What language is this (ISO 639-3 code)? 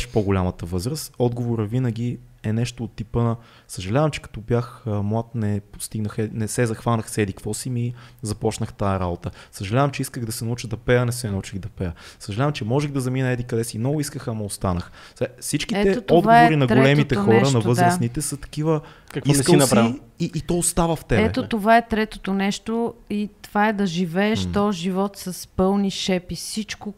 bul